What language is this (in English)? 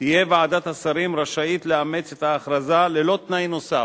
Hebrew